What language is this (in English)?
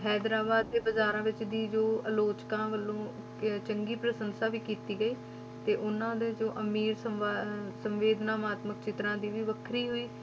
Punjabi